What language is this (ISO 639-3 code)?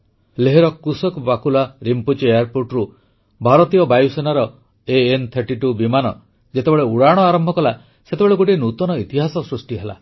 ori